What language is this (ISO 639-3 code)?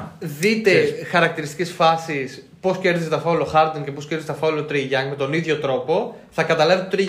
ell